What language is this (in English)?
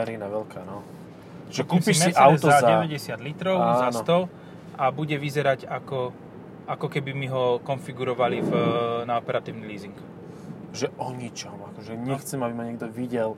Slovak